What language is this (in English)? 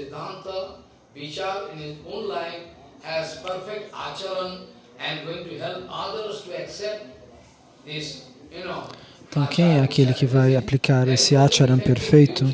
Portuguese